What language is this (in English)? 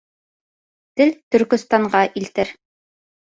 Bashkir